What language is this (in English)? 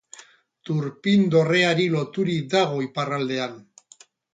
Basque